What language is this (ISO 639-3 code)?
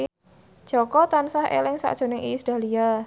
jav